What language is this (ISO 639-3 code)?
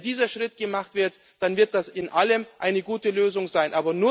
deu